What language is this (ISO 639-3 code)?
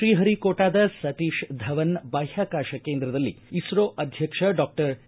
kan